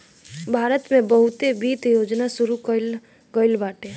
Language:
Bhojpuri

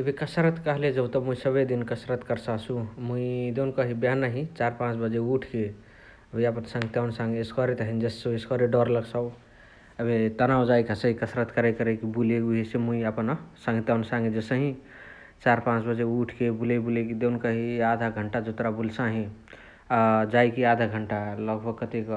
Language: Chitwania Tharu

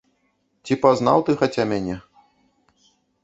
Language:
Belarusian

